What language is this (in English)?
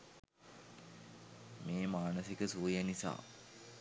Sinhala